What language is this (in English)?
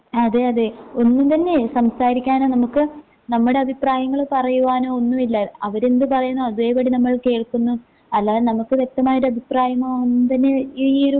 Malayalam